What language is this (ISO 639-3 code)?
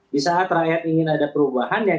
ind